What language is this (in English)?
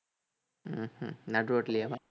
Tamil